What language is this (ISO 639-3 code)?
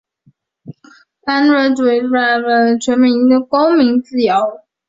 zho